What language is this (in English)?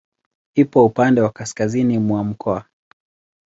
Swahili